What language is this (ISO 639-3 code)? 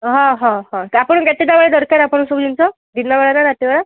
ori